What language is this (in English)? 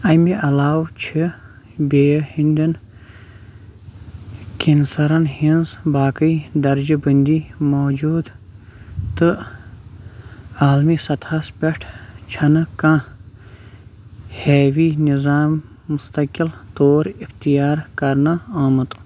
Kashmiri